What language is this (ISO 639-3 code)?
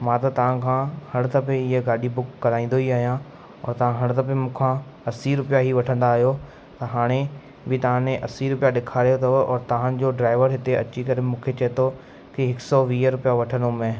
snd